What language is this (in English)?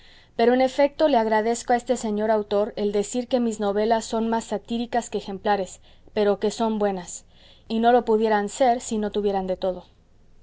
Spanish